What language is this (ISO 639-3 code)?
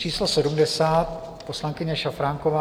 ces